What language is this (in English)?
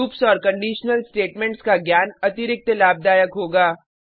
Hindi